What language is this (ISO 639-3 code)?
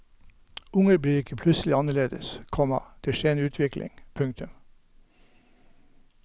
nor